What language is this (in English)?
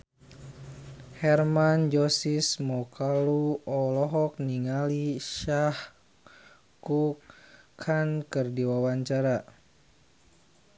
Sundanese